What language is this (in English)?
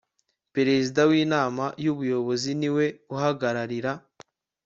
Kinyarwanda